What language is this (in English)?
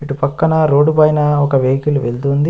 Telugu